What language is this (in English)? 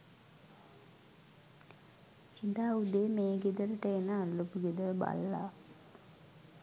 Sinhala